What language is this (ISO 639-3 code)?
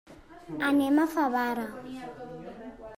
cat